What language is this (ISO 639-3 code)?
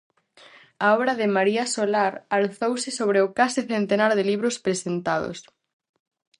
glg